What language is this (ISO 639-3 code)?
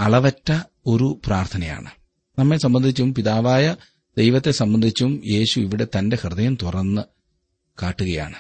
mal